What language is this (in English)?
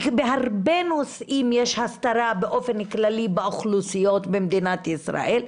Hebrew